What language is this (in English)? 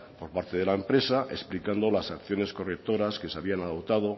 Spanish